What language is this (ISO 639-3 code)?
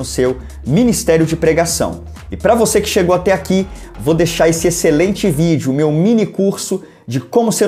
por